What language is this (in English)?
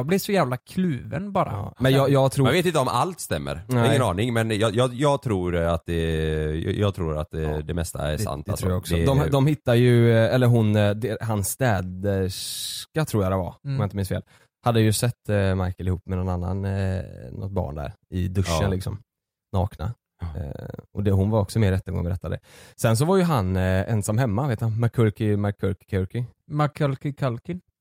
Swedish